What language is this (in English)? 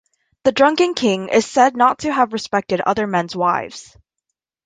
English